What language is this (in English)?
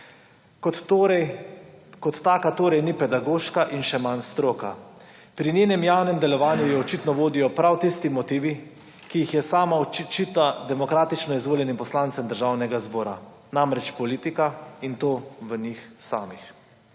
Slovenian